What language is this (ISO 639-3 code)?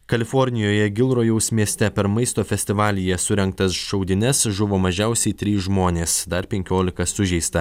lit